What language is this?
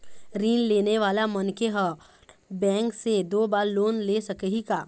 Chhattisgarhi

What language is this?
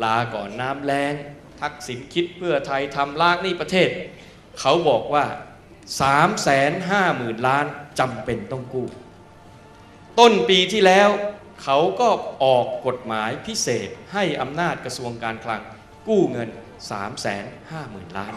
Thai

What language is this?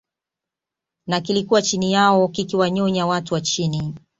Swahili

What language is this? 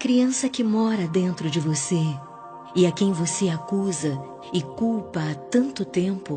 Portuguese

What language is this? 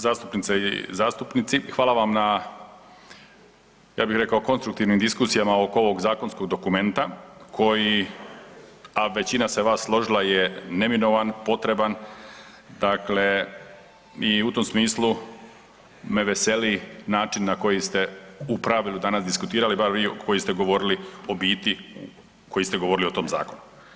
Croatian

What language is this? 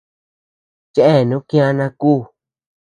Tepeuxila Cuicatec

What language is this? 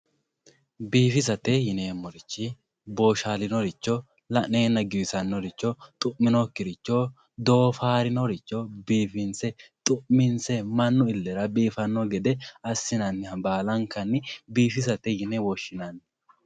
Sidamo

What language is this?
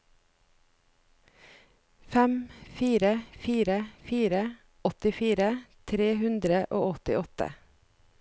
Norwegian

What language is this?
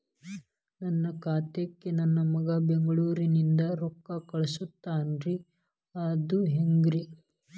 Kannada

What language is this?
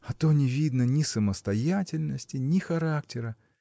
Russian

